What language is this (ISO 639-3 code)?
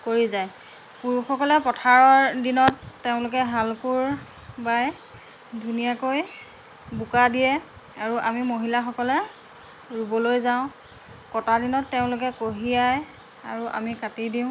asm